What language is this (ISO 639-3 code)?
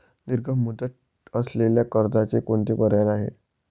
mar